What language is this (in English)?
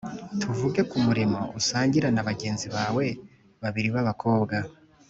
Kinyarwanda